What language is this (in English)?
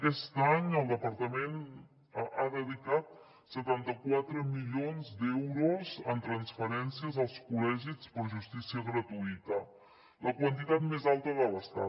Catalan